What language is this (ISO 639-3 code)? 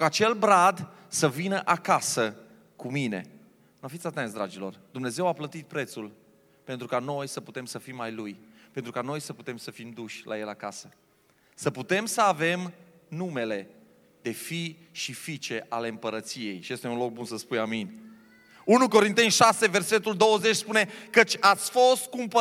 ron